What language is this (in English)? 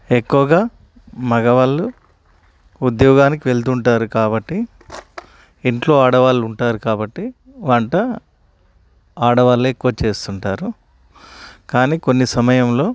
Telugu